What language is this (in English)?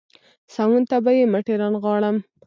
Pashto